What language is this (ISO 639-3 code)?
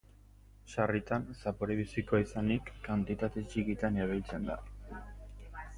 eus